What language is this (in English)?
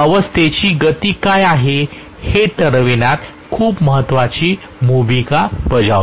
Marathi